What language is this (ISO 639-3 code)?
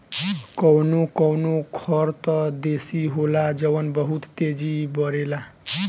bho